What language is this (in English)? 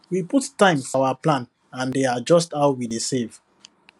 Nigerian Pidgin